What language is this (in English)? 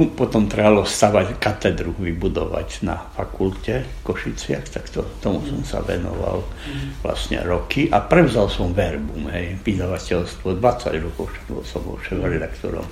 Slovak